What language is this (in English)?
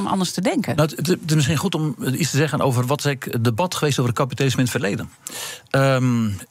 Dutch